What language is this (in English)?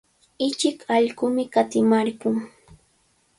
Cajatambo North Lima Quechua